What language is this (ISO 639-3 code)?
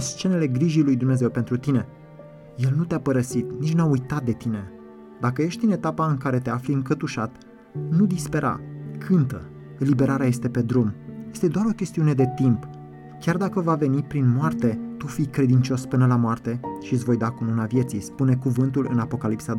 ron